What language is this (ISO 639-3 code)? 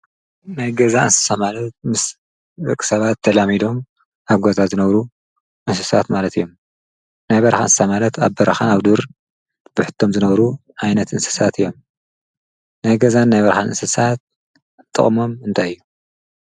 tir